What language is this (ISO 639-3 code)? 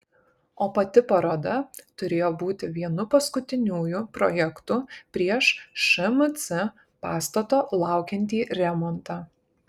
lit